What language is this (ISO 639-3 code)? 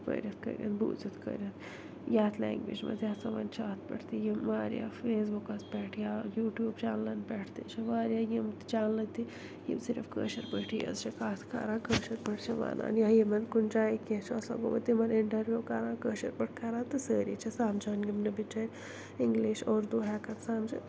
kas